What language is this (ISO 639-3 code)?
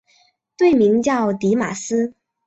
zho